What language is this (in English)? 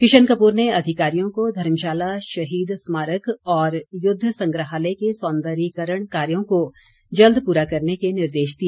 Hindi